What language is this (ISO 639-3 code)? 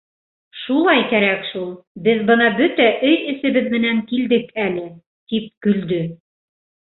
bak